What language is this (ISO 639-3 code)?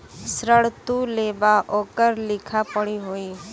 bho